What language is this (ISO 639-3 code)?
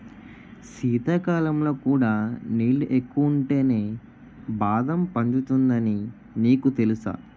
tel